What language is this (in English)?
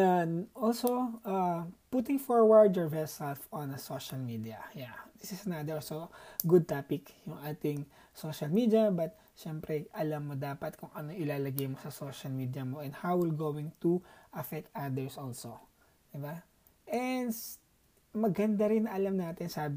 Filipino